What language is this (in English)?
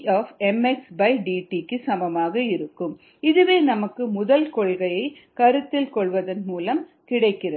Tamil